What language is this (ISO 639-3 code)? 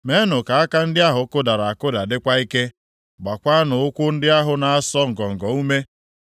ibo